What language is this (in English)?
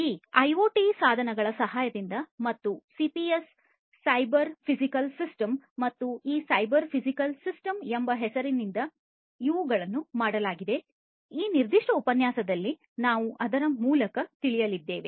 Kannada